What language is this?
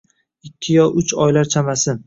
Uzbek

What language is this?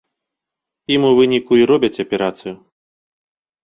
Belarusian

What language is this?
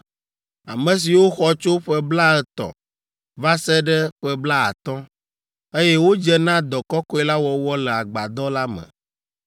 Ewe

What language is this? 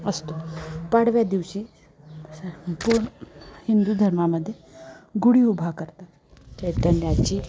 Marathi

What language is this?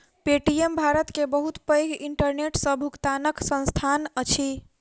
Maithili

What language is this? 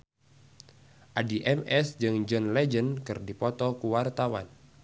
Sundanese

